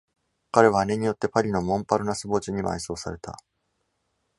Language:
Japanese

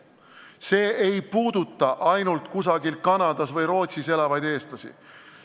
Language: Estonian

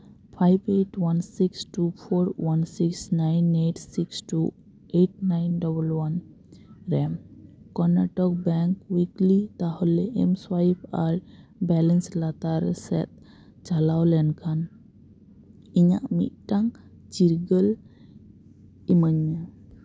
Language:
Santali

